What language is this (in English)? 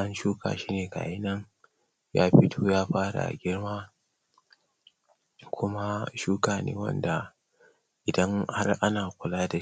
Hausa